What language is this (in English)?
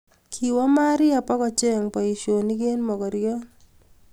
Kalenjin